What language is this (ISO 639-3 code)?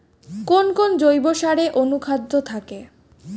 ben